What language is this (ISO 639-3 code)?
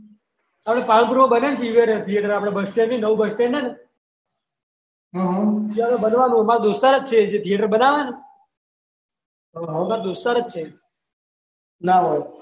guj